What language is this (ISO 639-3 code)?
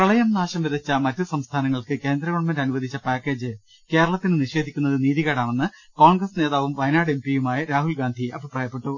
mal